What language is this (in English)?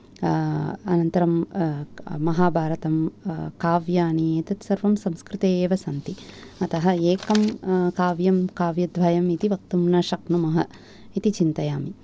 Sanskrit